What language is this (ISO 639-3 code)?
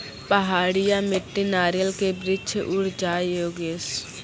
mai